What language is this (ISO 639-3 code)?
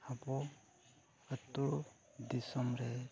sat